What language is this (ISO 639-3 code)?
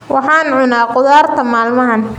som